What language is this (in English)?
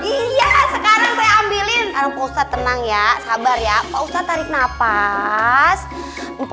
Indonesian